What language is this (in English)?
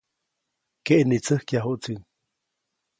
Copainalá Zoque